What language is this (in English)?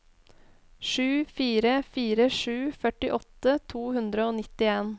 Norwegian